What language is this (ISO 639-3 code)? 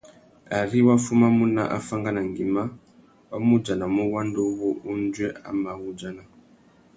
bag